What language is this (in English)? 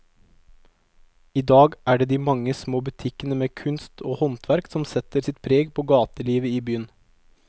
Norwegian